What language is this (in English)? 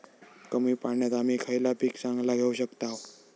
Marathi